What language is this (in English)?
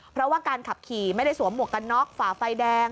Thai